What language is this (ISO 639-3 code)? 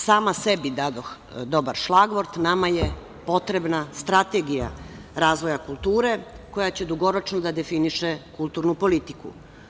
srp